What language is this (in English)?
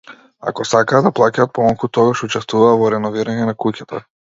Macedonian